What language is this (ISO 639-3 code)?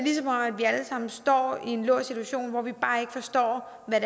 dan